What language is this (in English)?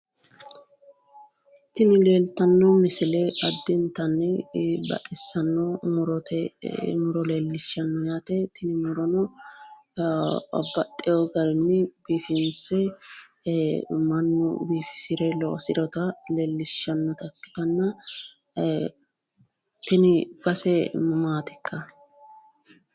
Sidamo